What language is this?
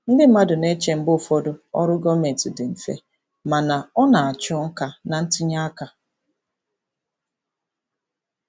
Igbo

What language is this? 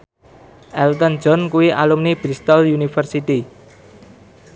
Javanese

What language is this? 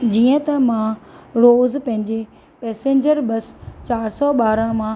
Sindhi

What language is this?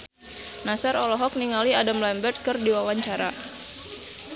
Sundanese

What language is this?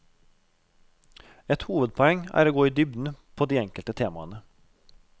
Norwegian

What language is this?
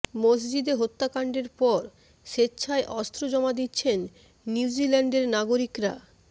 Bangla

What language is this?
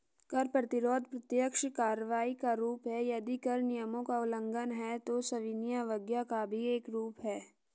Hindi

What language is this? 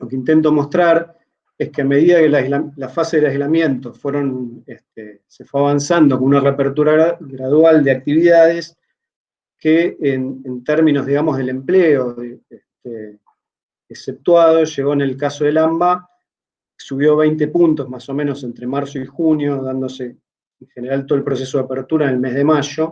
Spanish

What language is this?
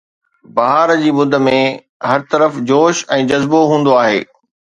Sindhi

